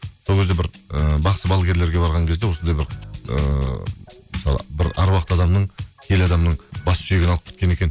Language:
Kazakh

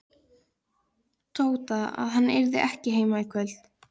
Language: Icelandic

